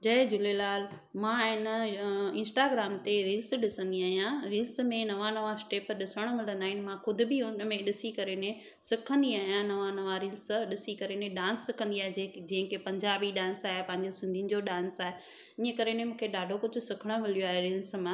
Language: Sindhi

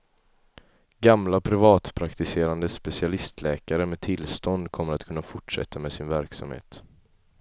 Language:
Swedish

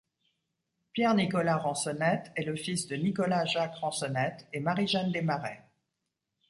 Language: French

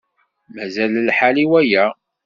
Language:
Kabyle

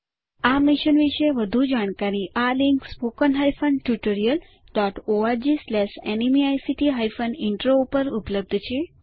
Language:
Gujarati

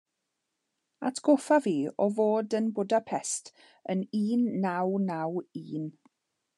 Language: Welsh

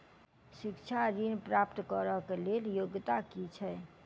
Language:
Maithili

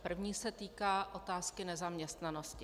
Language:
Czech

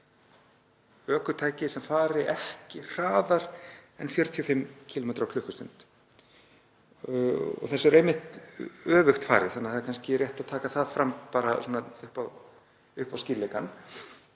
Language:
Icelandic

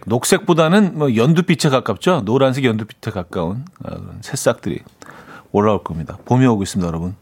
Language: Korean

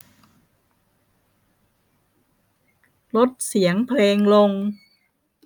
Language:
Thai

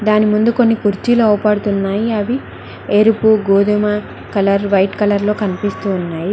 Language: Telugu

